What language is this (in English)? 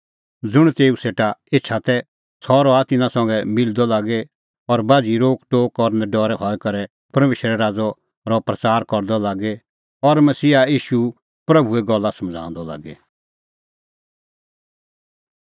Kullu Pahari